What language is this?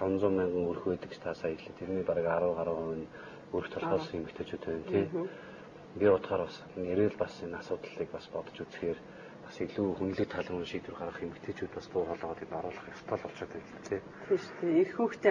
Turkish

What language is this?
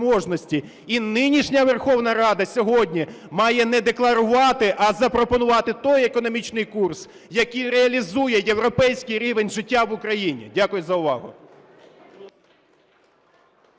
Ukrainian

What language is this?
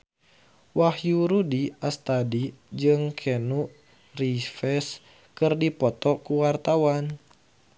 Sundanese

